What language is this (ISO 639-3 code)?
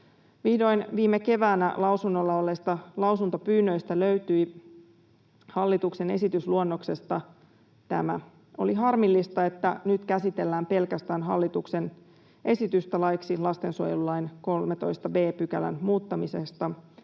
fin